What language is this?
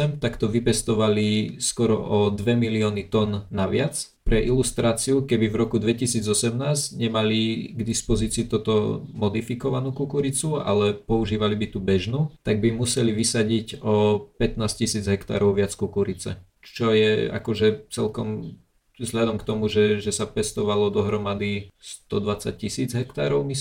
Slovak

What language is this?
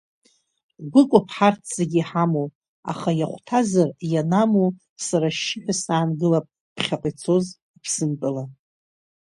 Abkhazian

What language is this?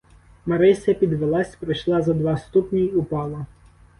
Ukrainian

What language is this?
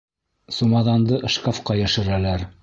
Bashkir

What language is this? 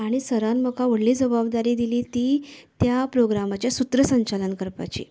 Konkani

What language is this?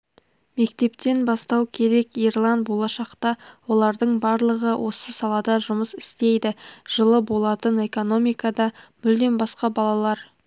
Kazakh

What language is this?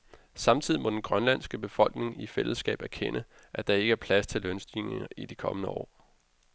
Danish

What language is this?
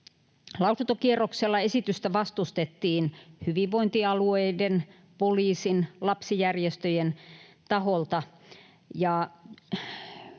Finnish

